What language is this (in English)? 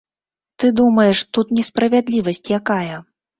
Belarusian